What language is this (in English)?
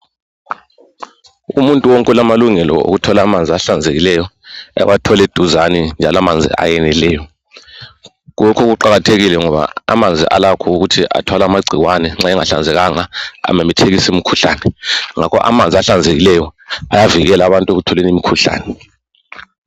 North Ndebele